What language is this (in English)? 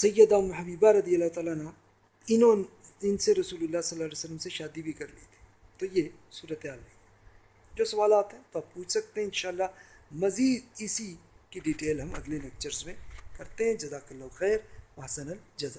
Urdu